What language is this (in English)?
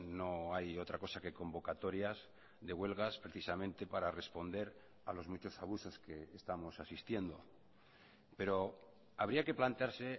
Spanish